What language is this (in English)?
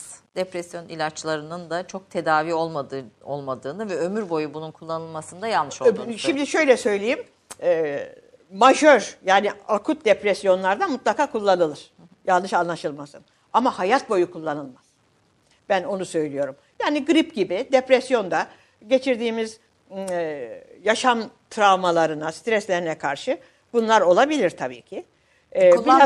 Turkish